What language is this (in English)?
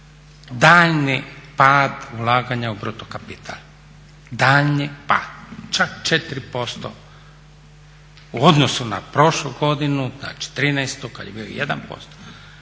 Croatian